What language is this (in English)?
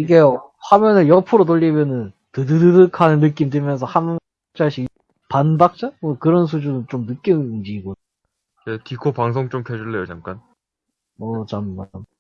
Korean